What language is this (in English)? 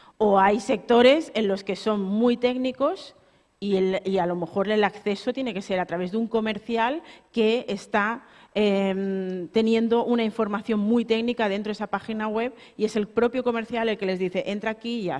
Spanish